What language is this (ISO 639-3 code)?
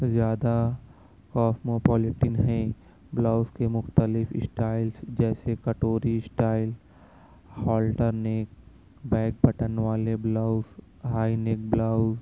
urd